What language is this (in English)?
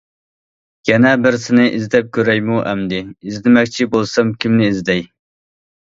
Uyghur